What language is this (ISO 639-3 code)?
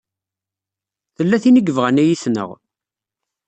kab